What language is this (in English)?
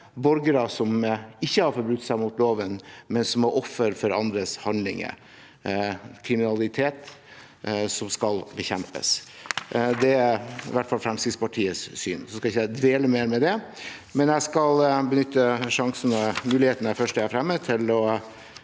Norwegian